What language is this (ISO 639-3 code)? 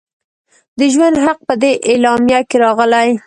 pus